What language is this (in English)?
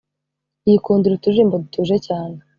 Kinyarwanda